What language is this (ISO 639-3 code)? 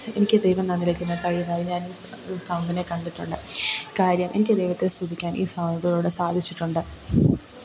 mal